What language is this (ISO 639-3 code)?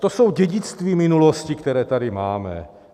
ces